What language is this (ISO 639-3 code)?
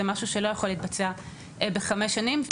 heb